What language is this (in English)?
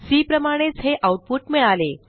Marathi